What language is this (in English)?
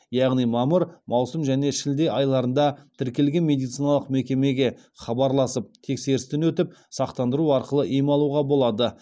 Kazakh